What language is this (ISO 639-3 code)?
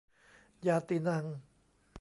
tha